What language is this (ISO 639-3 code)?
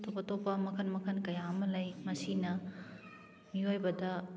mni